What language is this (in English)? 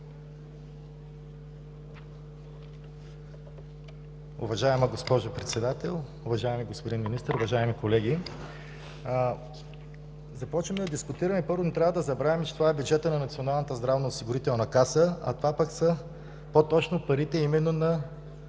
Bulgarian